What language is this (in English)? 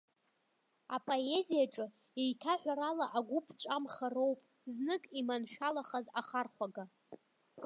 Abkhazian